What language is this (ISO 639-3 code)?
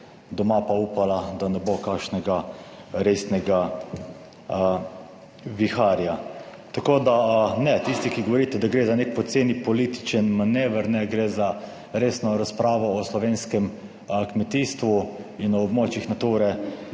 slv